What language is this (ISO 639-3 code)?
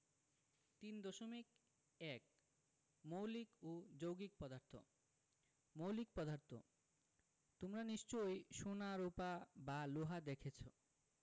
ben